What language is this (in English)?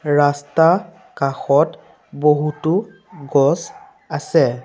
Assamese